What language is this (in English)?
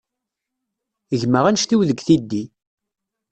Kabyle